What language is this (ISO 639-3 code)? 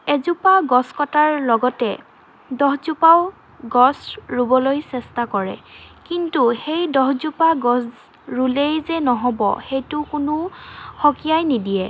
asm